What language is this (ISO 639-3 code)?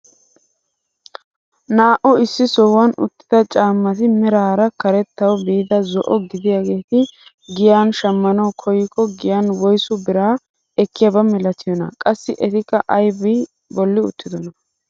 wal